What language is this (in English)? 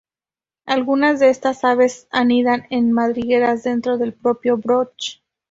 Spanish